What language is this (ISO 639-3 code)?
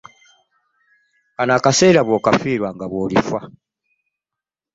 lug